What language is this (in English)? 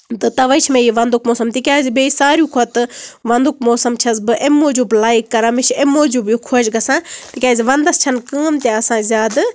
Kashmiri